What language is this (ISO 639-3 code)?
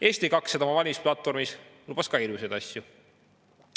est